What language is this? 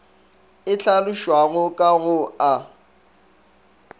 Northern Sotho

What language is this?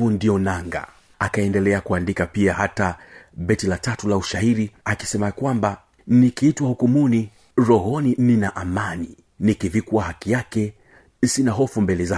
Swahili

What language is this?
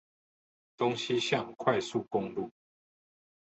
Chinese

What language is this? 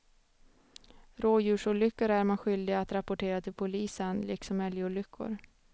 Swedish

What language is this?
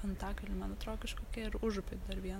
Lithuanian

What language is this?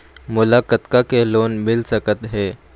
Chhattisgarhi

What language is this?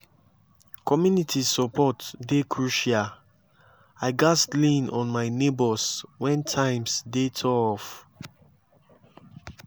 Nigerian Pidgin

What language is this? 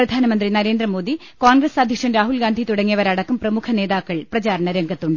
Malayalam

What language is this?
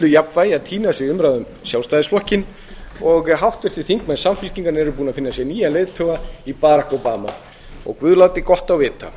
Icelandic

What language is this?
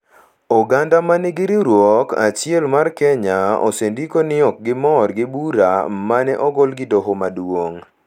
Luo (Kenya and Tanzania)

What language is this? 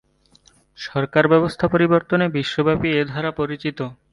Bangla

